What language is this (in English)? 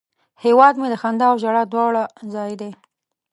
Pashto